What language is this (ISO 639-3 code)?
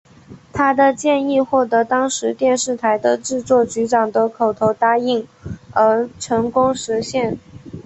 zho